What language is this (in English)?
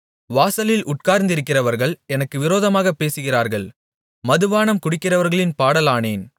Tamil